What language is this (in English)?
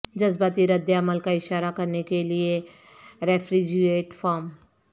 Urdu